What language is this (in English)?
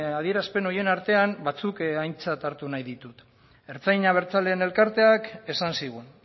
Basque